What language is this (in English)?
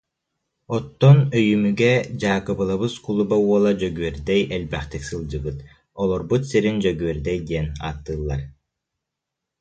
Yakut